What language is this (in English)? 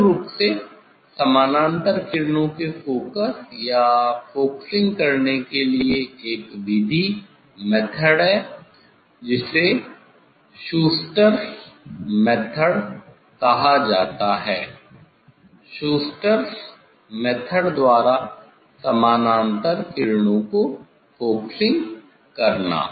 Hindi